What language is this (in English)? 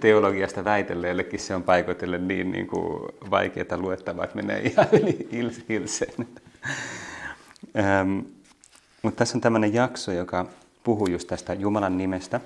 Finnish